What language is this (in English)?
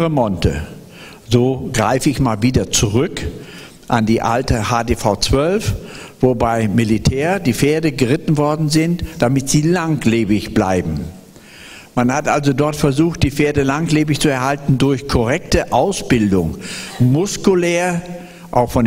German